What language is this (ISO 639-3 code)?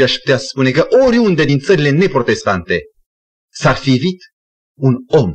ron